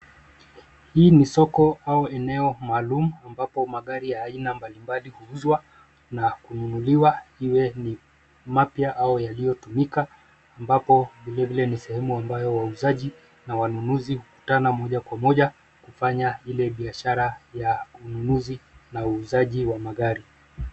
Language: Swahili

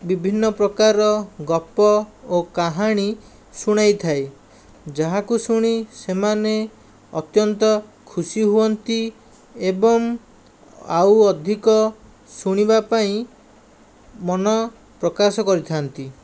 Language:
Odia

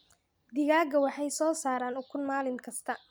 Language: Somali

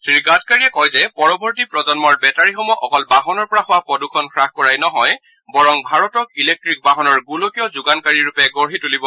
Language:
Assamese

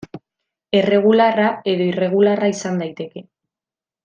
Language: Basque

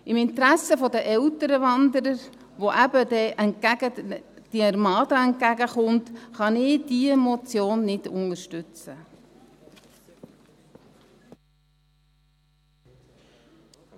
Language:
Swiss German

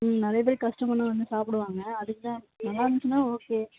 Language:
Tamil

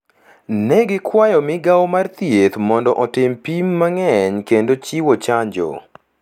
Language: Luo (Kenya and Tanzania)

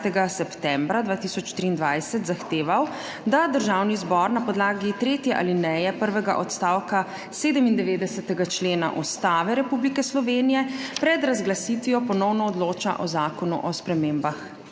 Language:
Slovenian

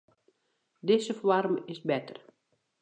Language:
Western Frisian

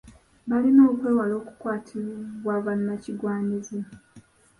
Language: Ganda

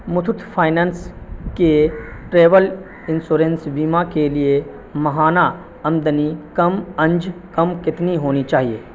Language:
Urdu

